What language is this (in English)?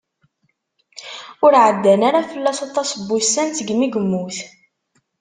Kabyle